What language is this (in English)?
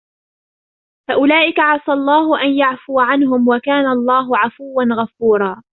Arabic